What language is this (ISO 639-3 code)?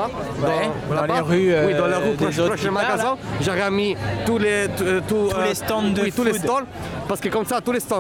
fra